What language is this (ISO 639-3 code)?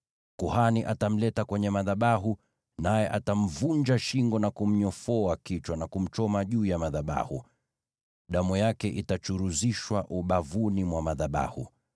swa